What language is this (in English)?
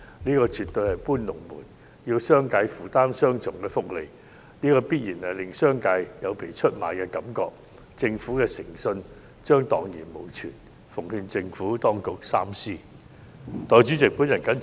Cantonese